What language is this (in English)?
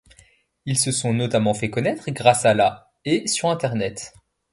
French